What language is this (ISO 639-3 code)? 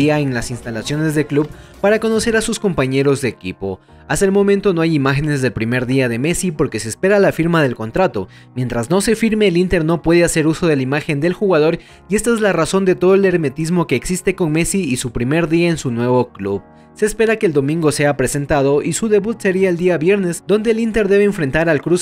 spa